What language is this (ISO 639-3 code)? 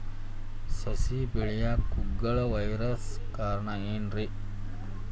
kan